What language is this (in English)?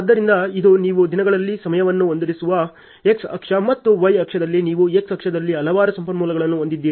Kannada